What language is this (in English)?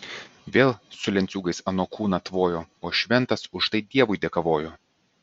Lithuanian